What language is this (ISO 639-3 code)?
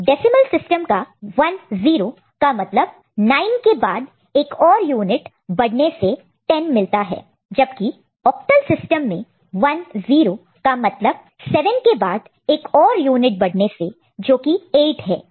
hin